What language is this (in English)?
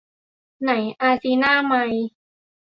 Thai